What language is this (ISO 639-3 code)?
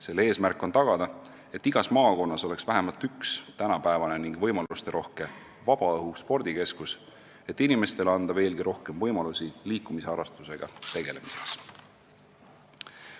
est